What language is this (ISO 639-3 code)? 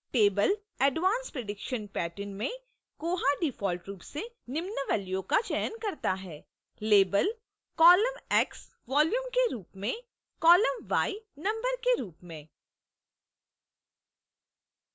hin